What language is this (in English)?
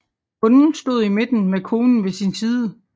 Danish